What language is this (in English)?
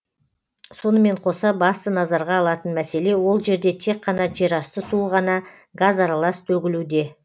Kazakh